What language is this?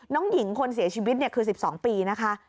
Thai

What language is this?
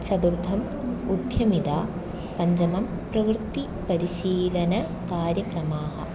Sanskrit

